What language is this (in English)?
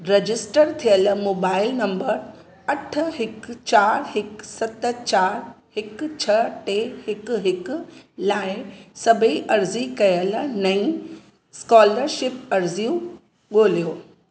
Sindhi